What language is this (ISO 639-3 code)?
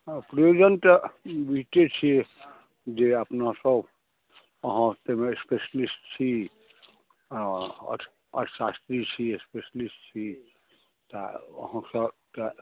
mai